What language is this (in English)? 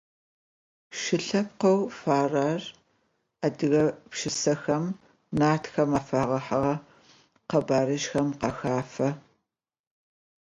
Adyghe